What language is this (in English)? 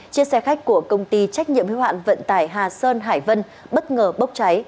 Vietnamese